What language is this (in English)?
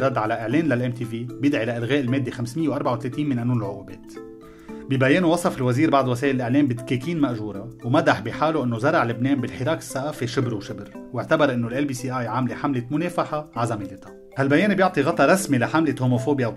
Arabic